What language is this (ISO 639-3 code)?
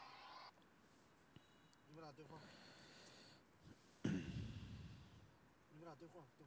zho